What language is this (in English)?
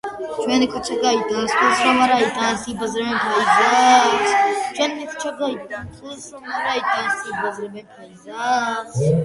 Georgian